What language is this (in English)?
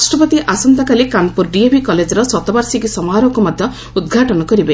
Odia